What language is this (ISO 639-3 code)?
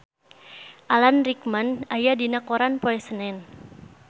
sun